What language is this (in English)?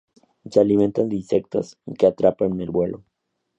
Spanish